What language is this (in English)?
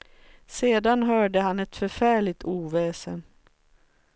Swedish